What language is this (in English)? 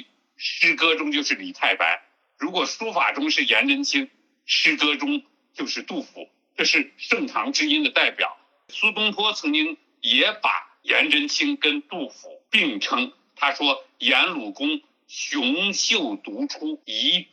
Chinese